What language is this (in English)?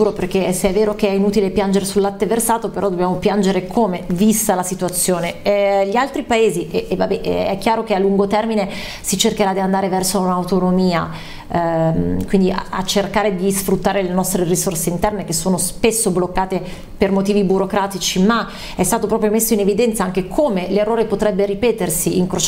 Italian